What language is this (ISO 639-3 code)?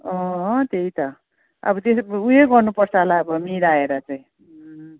nep